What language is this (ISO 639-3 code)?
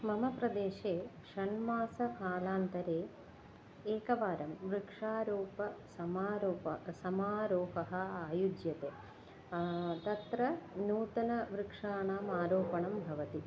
san